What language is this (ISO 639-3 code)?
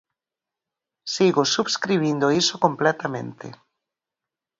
glg